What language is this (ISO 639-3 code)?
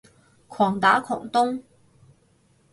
yue